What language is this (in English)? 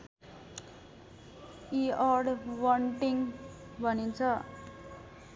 Nepali